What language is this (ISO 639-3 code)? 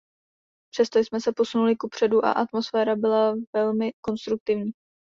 ces